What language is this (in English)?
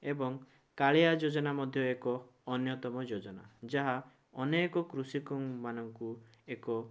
Odia